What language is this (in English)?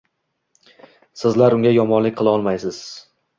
Uzbek